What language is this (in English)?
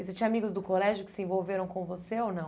Portuguese